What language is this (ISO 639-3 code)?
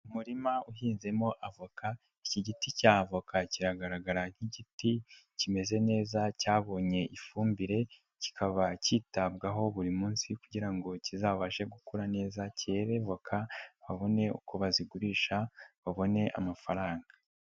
kin